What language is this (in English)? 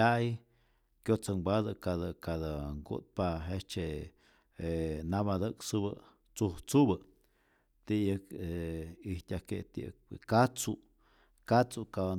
Rayón Zoque